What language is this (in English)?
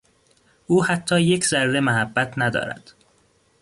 Persian